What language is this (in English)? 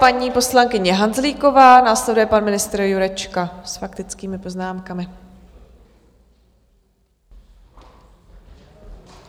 Czech